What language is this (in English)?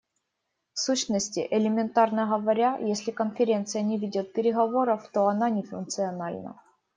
Russian